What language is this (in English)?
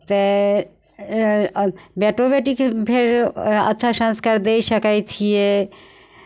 Maithili